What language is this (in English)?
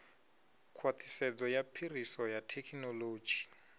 Venda